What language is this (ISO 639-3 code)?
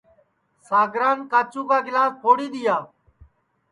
ssi